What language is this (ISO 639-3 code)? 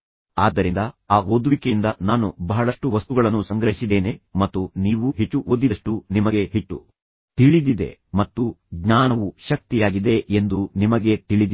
kan